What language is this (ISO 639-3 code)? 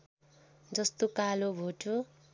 nep